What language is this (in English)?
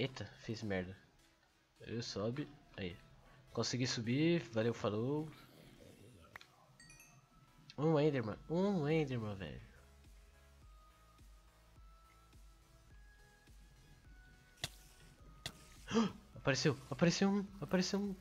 Portuguese